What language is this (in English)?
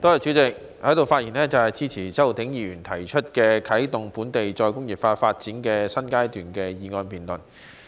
Cantonese